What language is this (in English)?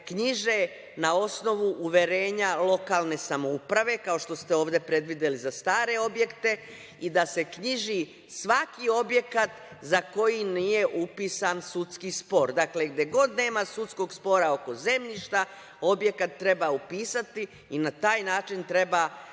Serbian